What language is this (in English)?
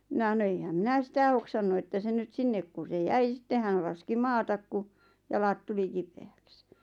Finnish